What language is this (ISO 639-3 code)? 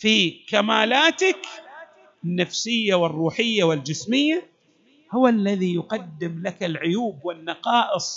ara